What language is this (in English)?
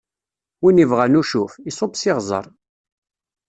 Kabyle